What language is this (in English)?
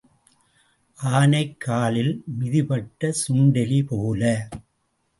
Tamil